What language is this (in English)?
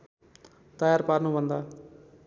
Nepali